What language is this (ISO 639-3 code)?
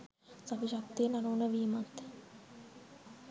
sin